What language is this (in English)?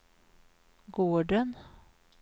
Swedish